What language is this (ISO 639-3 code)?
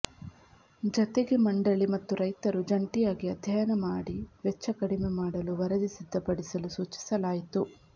kan